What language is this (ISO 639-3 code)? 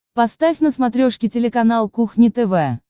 rus